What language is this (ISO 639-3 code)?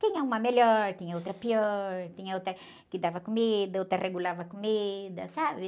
por